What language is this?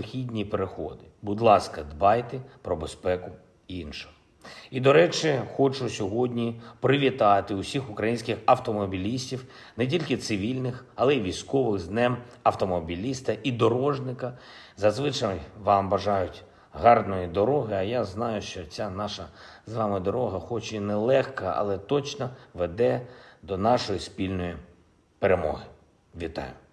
Ukrainian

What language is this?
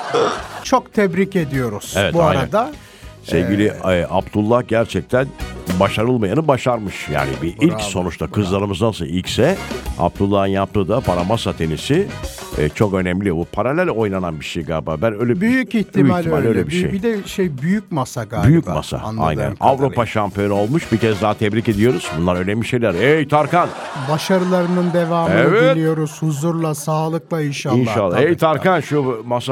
Turkish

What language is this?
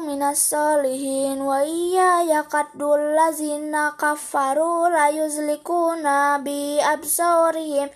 Indonesian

